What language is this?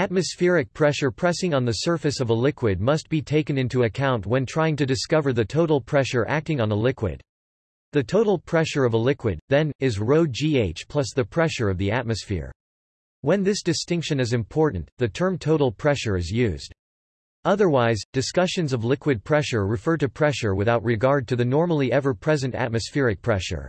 English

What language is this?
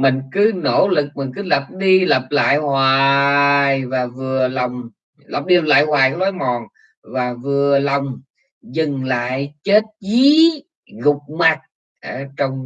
Vietnamese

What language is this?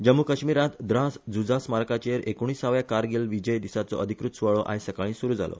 Konkani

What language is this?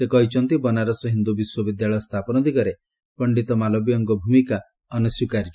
Odia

